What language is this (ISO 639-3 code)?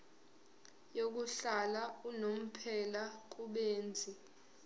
zul